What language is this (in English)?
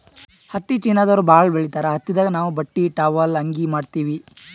Kannada